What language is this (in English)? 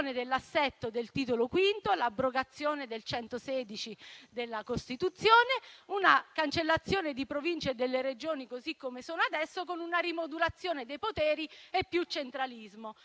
Italian